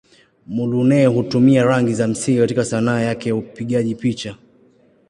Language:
Swahili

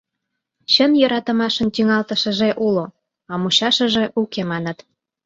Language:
Mari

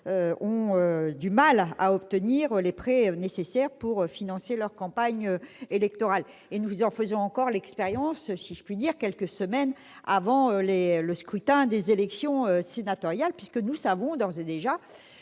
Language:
French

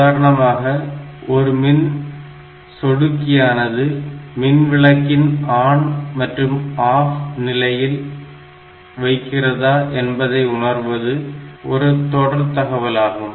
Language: Tamil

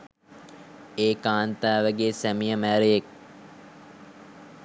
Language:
Sinhala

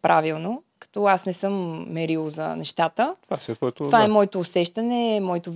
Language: Bulgarian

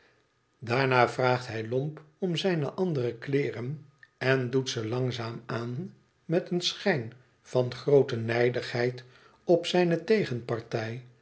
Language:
Dutch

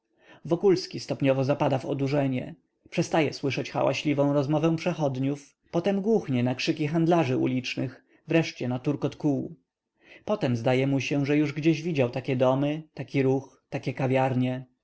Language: Polish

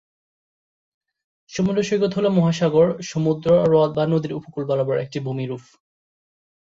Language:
Bangla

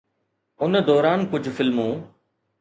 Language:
Sindhi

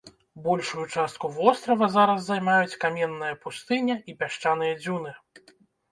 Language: Belarusian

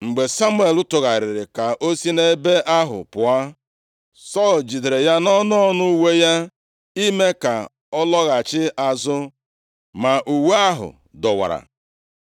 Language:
Igbo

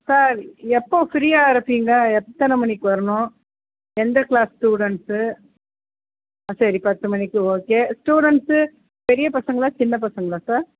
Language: Tamil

